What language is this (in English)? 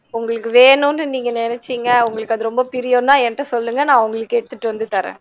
Tamil